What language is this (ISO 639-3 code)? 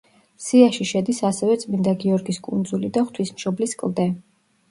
kat